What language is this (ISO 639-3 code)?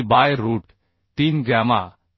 mar